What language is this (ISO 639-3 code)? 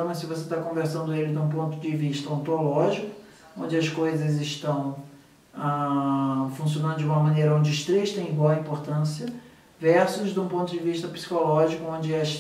por